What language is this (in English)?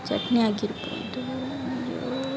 Kannada